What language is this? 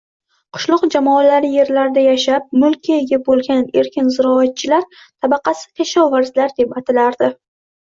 Uzbek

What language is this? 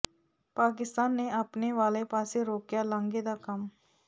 Punjabi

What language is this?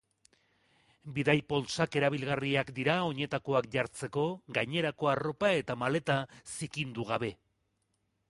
Basque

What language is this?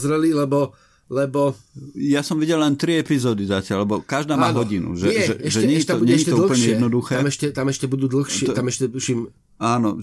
Slovak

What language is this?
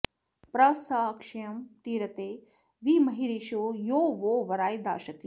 Sanskrit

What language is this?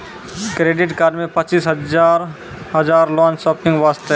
Maithili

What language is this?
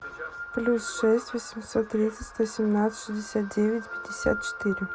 Russian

